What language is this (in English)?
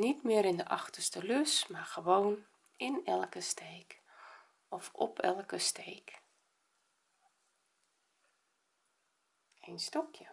Dutch